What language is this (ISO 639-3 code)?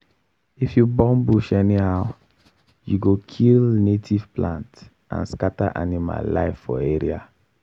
pcm